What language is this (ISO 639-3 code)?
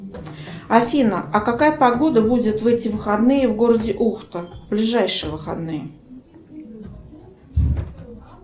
rus